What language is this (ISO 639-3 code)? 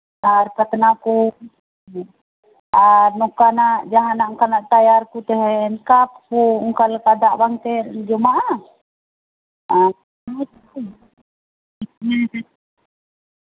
sat